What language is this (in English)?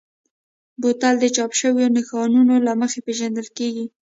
Pashto